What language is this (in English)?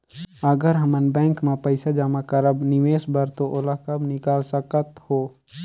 Chhattisgarhi